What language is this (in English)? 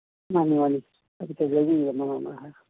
Manipuri